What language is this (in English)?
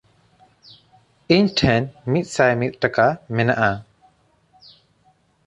Santali